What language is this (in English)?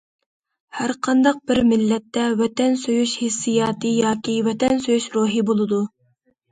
Uyghur